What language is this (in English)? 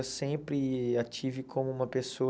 Portuguese